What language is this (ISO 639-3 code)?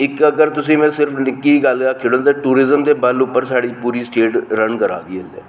doi